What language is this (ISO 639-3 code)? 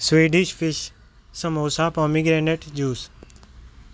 pan